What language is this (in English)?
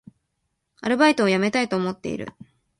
Japanese